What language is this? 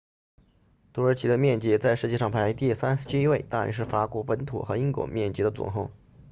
Chinese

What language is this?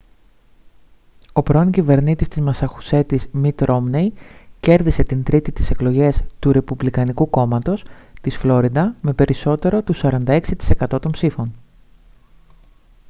Greek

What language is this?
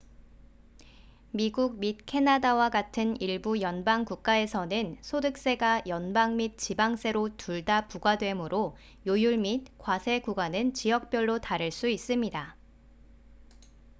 Korean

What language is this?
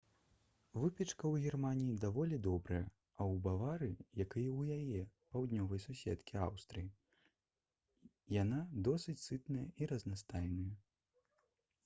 Belarusian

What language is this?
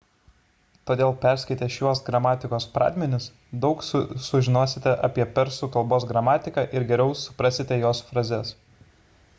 Lithuanian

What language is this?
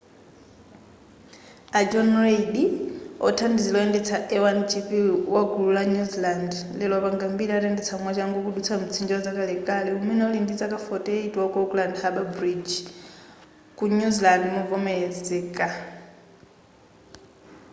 Nyanja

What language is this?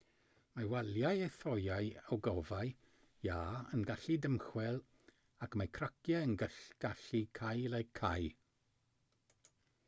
Welsh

